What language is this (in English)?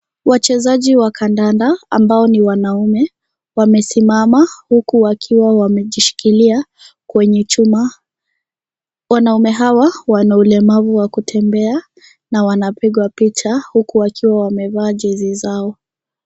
Swahili